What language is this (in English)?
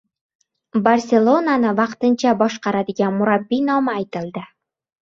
Uzbek